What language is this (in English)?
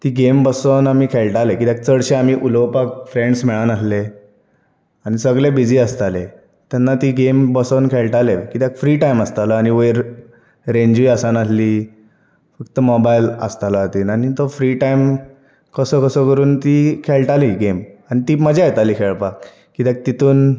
Konkani